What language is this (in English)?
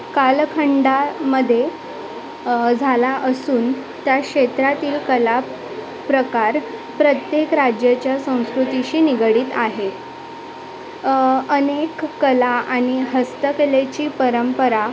Marathi